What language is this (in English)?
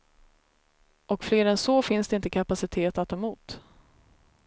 Swedish